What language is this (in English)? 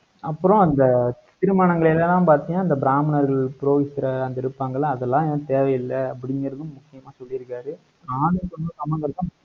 Tamil